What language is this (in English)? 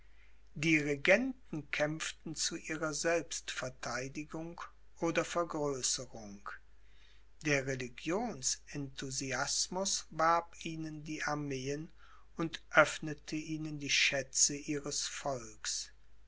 German